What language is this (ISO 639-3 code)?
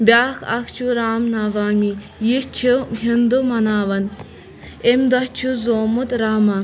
kas